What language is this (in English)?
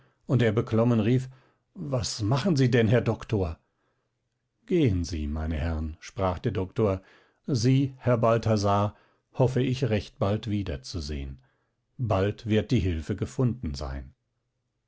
German